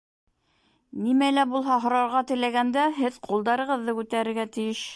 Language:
Bashkir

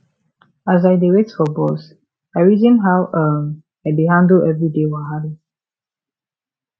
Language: Nigerian Pidgin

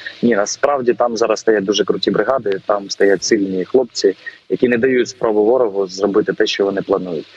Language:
Ukrainian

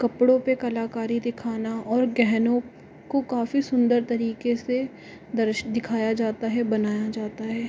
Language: Hindi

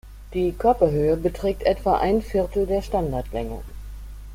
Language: German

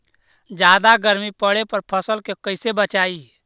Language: Magahi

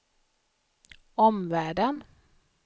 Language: Swedish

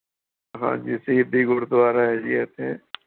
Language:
Punjabi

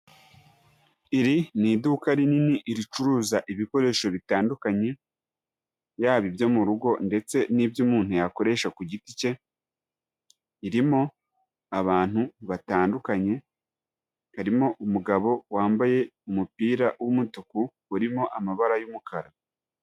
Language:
Kinyarwanda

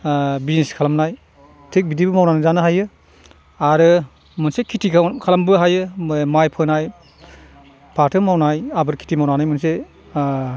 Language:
Bodo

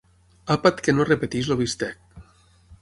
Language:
Catalan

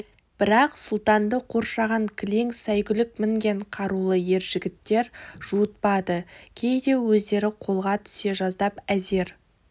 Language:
Kazakh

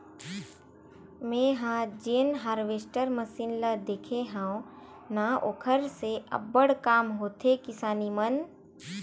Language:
Chhattisgarhi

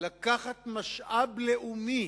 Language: Hebrew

